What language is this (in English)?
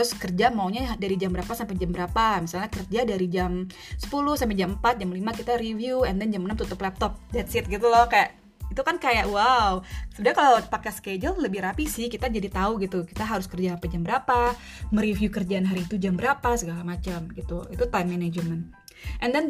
Indonesian